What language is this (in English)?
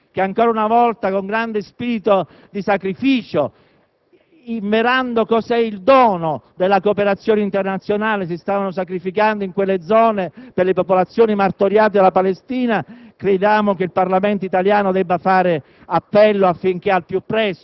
Italian